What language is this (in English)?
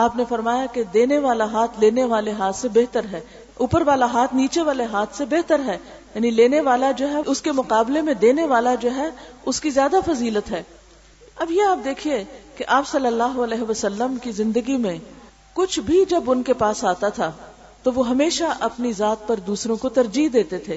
Urdu